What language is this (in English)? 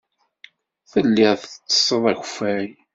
Kabyle